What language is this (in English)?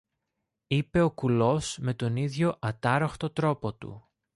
Greek